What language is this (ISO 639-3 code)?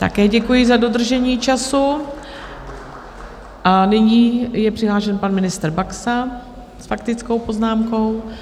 ces